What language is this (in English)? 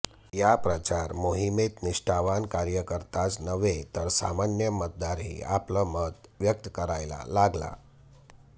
Marathi